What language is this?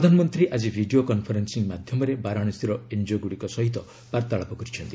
Odia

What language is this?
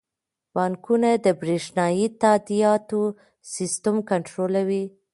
Pashto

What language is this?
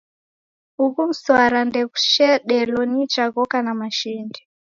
Taita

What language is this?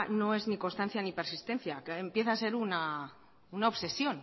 Spanish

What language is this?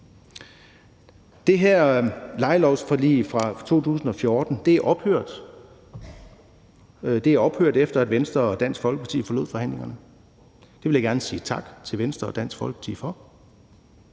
Danish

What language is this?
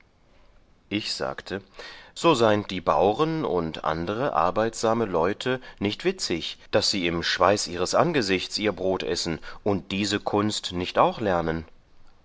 German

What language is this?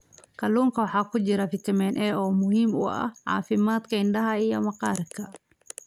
Somali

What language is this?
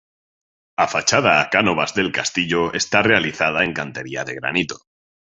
Galician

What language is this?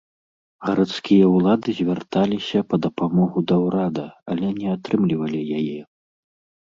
Belarusian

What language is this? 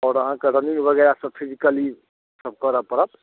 Maithili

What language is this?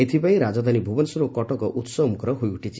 Odia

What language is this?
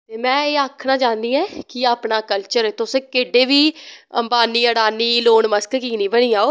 Dogri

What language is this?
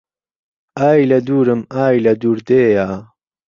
Central Kurdish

